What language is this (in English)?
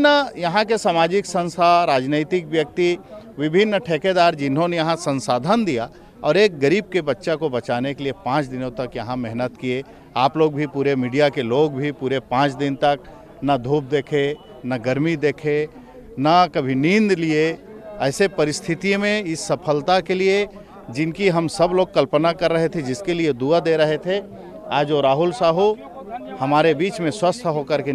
Hindi